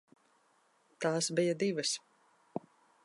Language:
Latvian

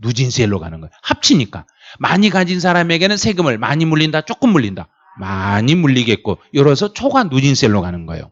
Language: Korean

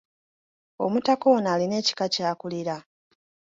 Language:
Ganda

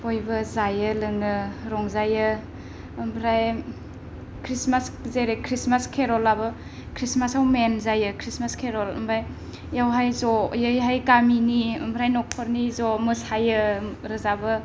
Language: Bodo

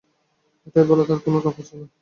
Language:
Bangla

